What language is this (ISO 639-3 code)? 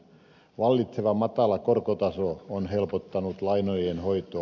fin